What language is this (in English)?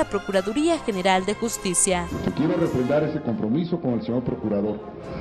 Spanish